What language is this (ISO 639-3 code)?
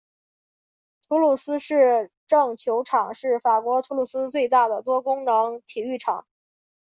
zho